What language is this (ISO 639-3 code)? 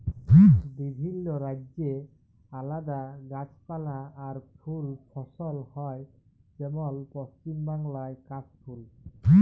ben